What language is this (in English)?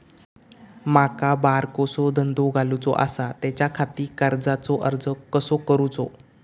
Marathi